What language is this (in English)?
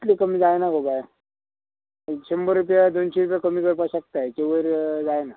Konkani